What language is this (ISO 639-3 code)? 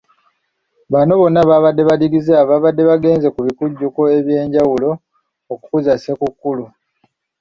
lug